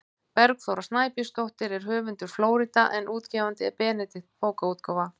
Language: Icelandic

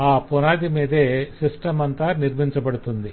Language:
Telugu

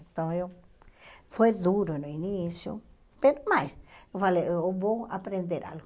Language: Portuguese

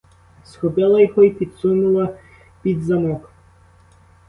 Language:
Ukrainian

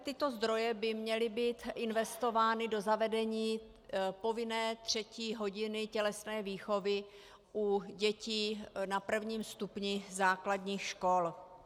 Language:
Czech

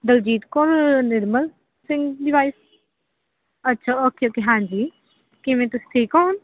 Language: Punjabi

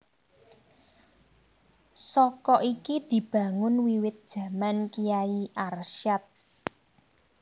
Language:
Javanese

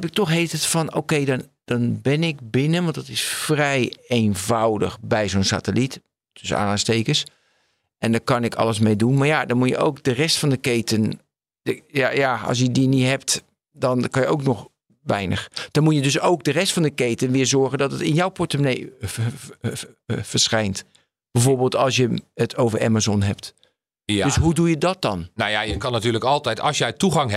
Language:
Dutch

